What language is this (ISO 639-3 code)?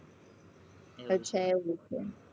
guj